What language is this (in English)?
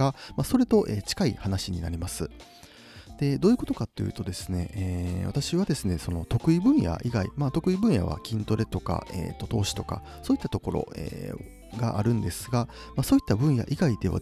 Japanese